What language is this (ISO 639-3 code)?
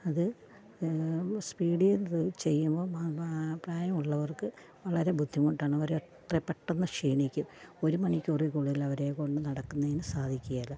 mal